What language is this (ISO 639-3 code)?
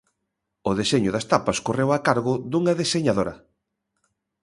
glg